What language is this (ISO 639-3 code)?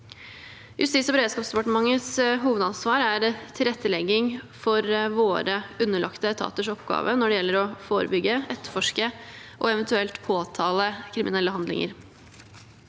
nor